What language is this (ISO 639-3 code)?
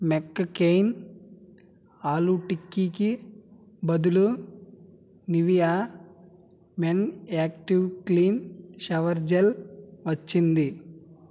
tel